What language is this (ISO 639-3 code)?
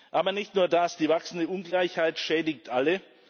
deu